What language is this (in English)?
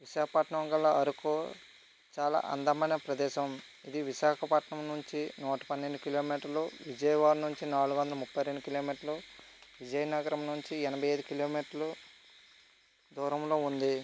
Telugu